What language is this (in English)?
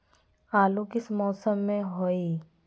Magahi